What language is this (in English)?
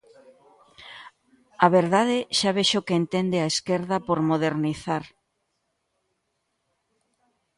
Galician